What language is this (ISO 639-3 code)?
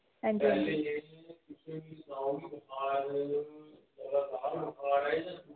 doi